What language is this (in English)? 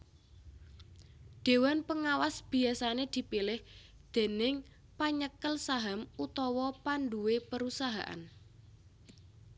Javanese